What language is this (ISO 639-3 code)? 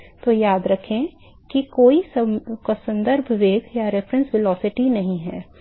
hin